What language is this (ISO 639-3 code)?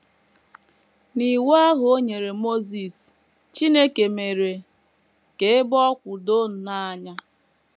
ibo